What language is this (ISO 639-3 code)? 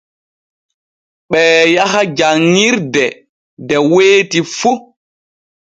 fue